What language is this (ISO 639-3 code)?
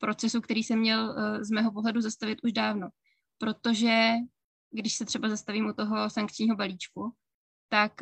ces